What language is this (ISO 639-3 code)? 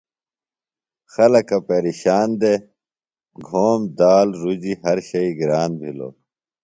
phl